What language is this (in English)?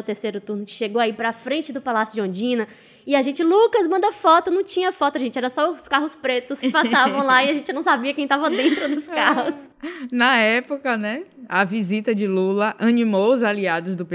Portuguese